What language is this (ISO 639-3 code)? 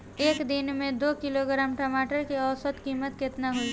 bho